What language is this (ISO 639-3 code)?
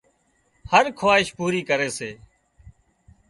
kxp